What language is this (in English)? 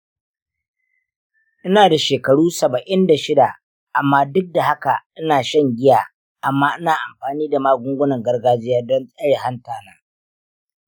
Hausa